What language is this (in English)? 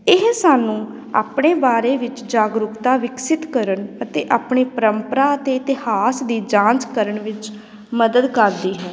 Punjabi